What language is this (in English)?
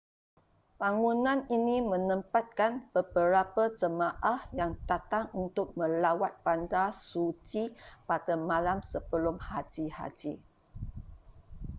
Malay